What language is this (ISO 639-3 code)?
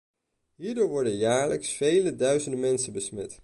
nld